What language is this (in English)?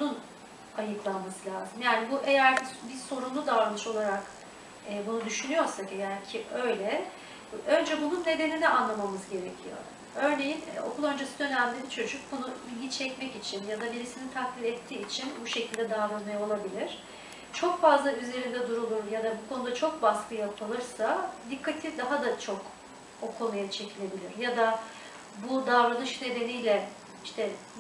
Turkish